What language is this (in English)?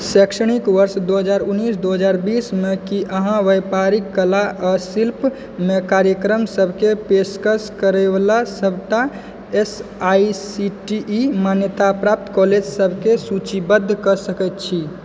Maithili